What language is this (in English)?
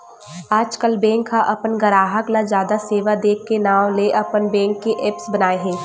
Chhattisgarhi